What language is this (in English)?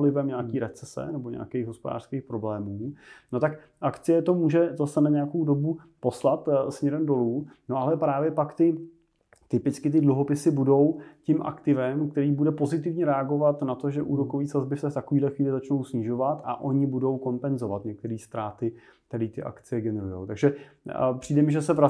Czech